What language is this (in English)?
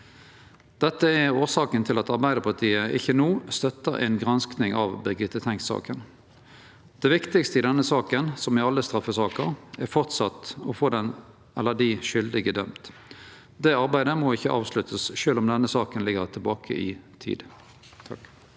Norwegian